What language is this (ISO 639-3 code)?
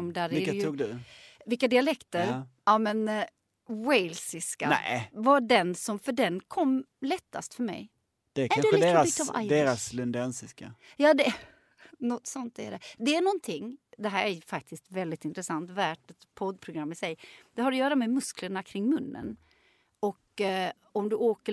swe